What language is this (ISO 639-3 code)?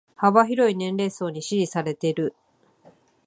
jpn